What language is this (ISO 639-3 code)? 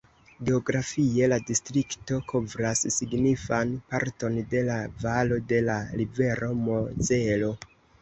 epo